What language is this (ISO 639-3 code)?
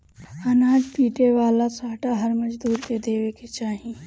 bho